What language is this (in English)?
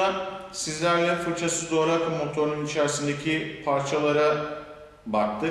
Turkish